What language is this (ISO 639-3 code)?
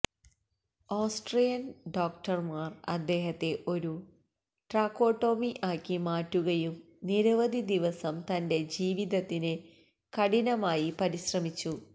mal